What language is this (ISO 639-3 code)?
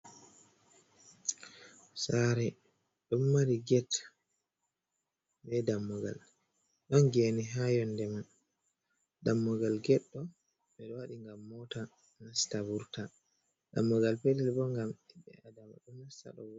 ful